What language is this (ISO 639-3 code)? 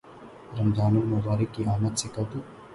urd